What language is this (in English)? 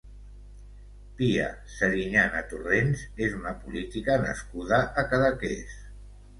Catalan